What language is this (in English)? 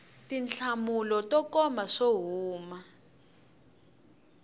Tsonga